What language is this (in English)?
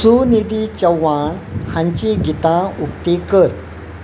Konkani